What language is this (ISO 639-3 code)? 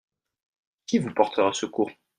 fra